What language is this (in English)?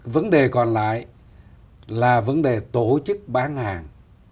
Vietnamese